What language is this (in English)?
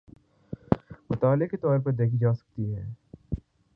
Urdu